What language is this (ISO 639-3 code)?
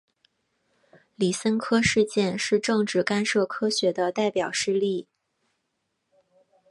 zho